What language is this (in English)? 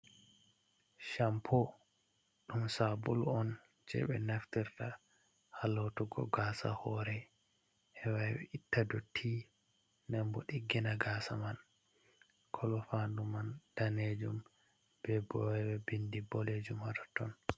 Fula